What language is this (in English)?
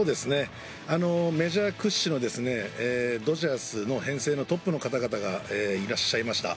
Japanese